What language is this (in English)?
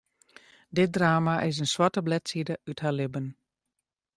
Western Frisian